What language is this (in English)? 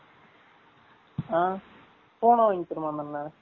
Tamil